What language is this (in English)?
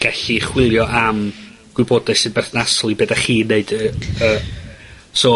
Welsh